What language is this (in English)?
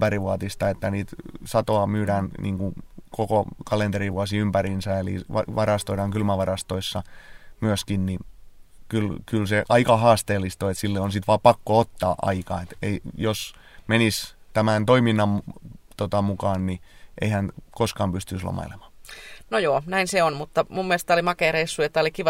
Finnish